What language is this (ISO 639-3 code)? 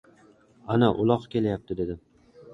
uzb